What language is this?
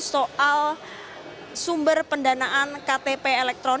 Indonesian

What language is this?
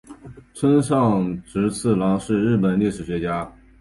Chinese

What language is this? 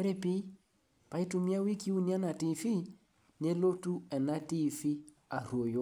Masai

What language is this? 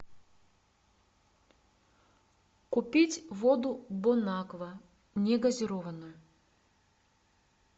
Russian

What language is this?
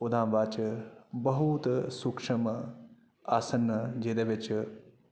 Dogri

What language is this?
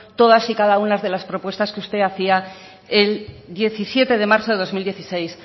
Spanish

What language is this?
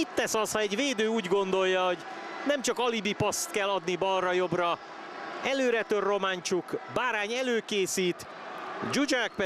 Hungarian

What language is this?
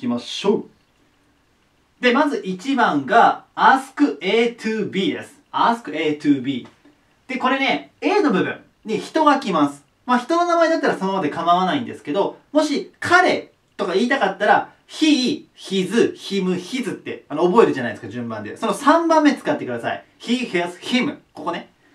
Japanese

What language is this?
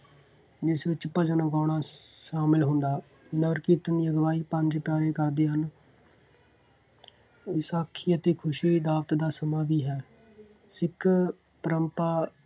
Punjabi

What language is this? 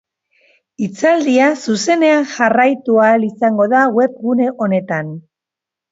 Basque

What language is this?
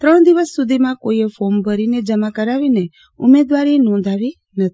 Gujarati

